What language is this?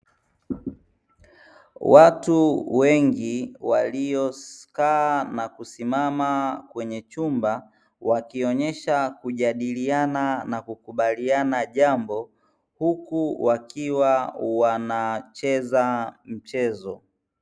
Swahili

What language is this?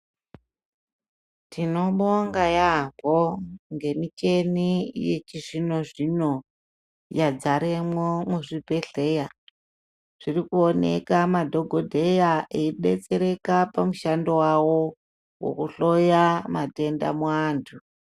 Ndau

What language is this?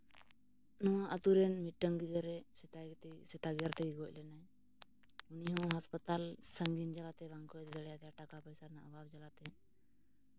Santali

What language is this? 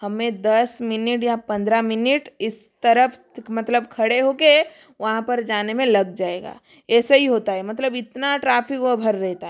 Hindi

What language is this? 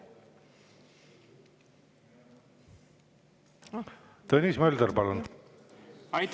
Estonian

